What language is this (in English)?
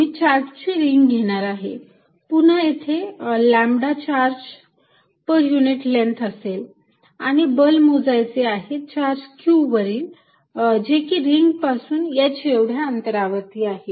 Marathi